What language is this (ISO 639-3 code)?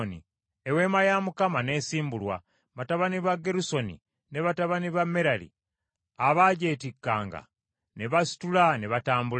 lug